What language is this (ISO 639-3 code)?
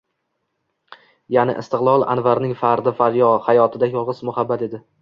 uzb